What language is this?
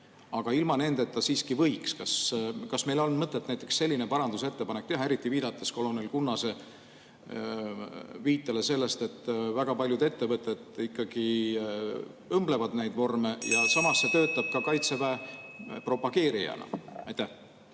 Estonian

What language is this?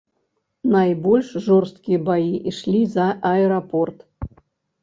Belarusian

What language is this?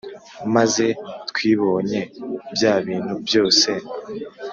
Kinyarwanda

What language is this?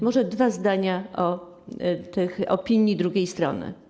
Polish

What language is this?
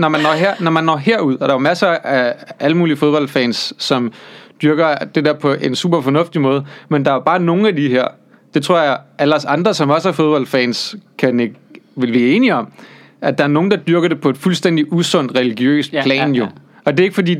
Danish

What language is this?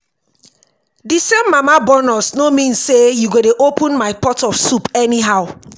Nigerian Pidgin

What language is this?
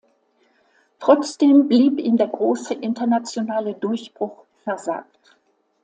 German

